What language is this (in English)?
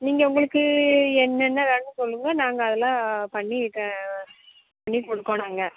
Tamil